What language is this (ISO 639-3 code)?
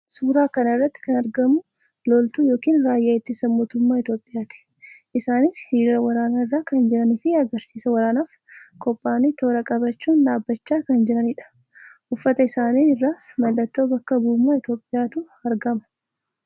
orm